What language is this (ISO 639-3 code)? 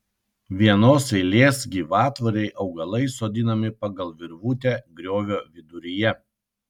lit